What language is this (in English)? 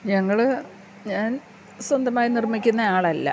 Malayalam